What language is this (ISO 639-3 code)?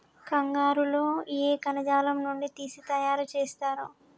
tel